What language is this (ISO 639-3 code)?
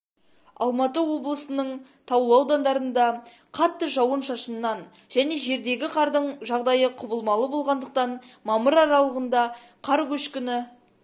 kaz